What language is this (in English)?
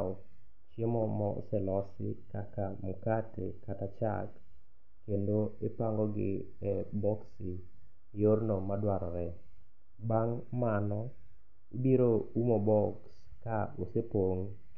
Luo (Kenya and Tanzania)